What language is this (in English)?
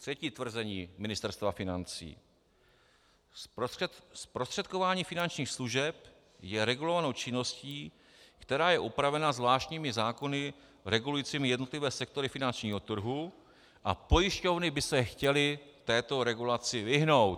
Czech